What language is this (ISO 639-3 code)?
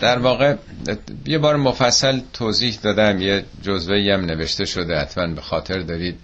fas